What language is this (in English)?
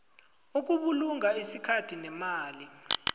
South Ndebele